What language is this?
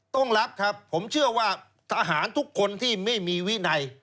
Thai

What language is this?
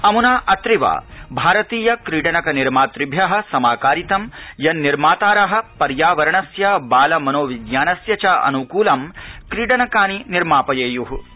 Sanskrit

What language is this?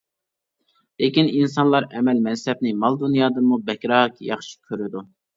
Uyghur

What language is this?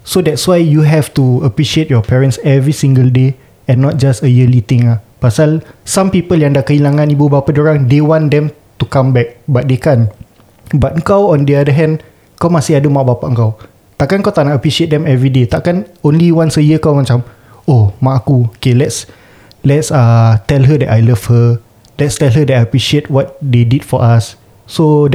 Malay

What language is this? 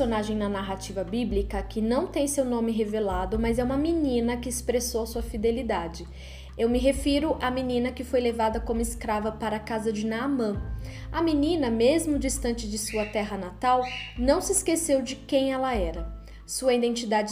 Portuguese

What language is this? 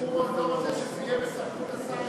Hebrew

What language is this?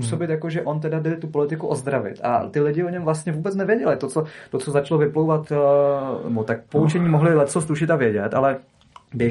Czech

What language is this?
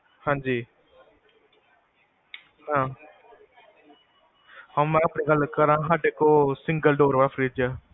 Punjabi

